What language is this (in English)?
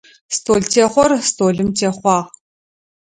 Adyghe